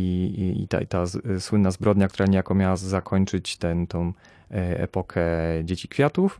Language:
Polish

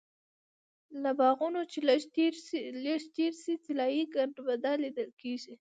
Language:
Pashto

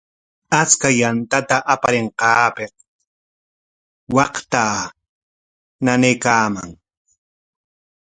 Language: Corongo Ancash Quechua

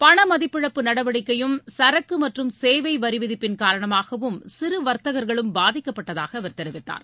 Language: Tamil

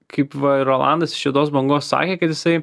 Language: Lithuanian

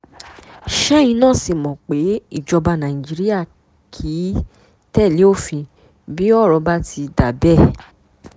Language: Yoruba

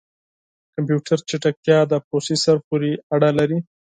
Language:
Pashto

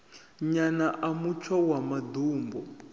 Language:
Venda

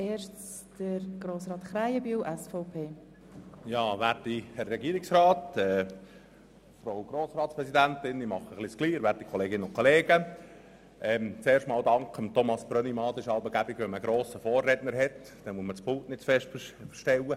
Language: Swiss German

